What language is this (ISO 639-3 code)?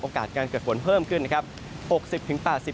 tha